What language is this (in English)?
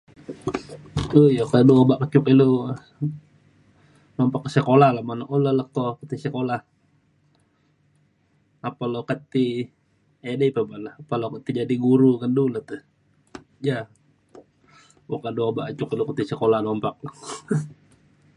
Mainstream Kenyah